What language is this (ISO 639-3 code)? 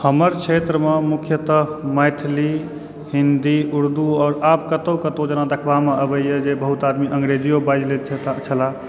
mai